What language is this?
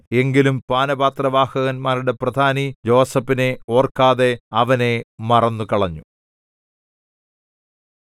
Malayalam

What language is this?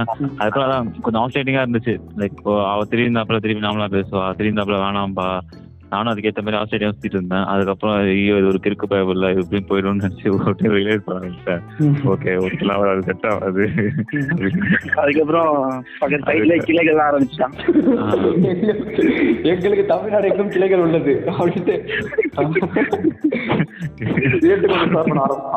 Tamil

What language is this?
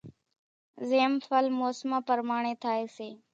Kachi Koli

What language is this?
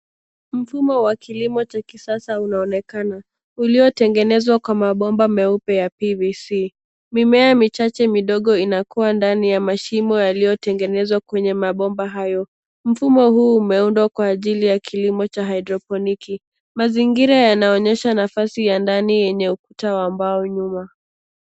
Swahili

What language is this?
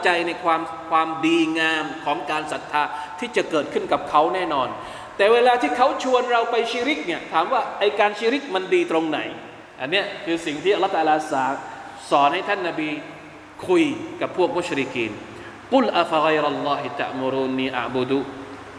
Thai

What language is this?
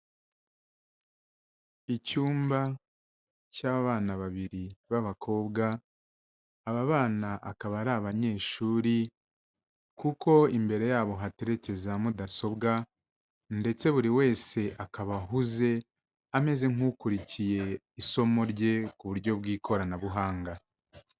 Kinyarwanda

